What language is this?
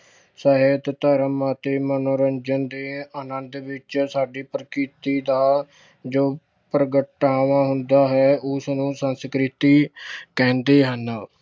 Punjabi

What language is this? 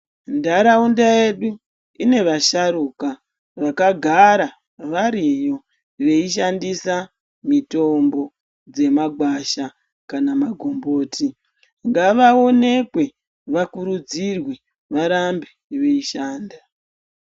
Ndau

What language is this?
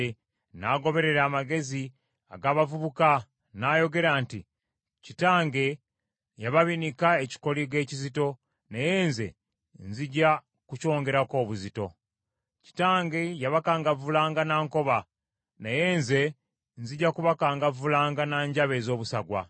Ganda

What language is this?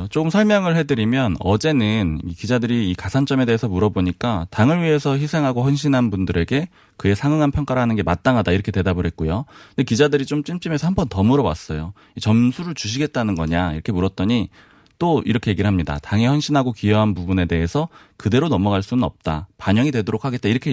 Korean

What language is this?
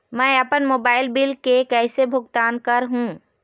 Chhattisgarhi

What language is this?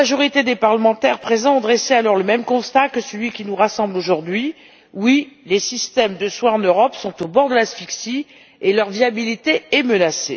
French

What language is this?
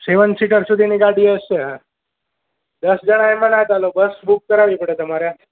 Gujarati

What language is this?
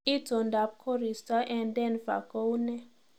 Kalenjin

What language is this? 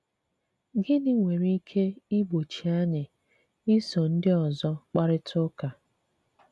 Igbo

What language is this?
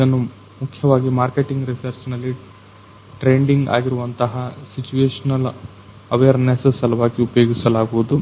Kannada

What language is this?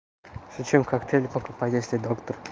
Russian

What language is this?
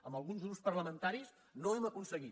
Catalan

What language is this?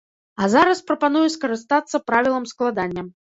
Belarusian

